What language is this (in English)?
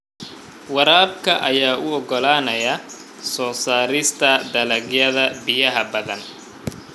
Somali